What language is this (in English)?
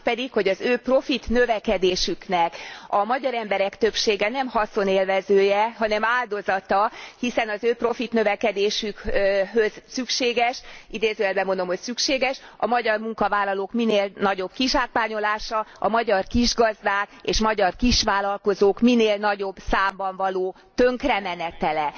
Hungarian